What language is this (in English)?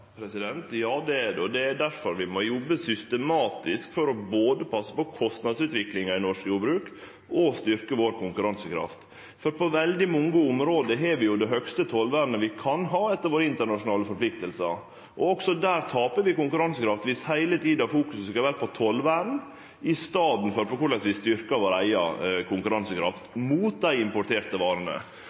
Norwegian Nynorsk